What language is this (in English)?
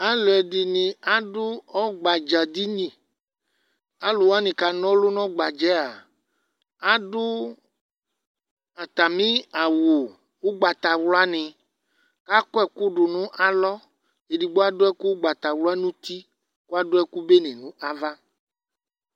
Ikposo